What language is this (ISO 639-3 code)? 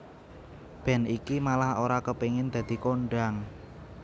jav